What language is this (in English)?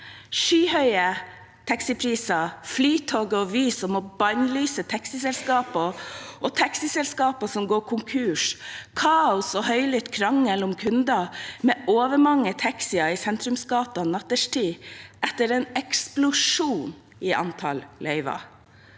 Norwegian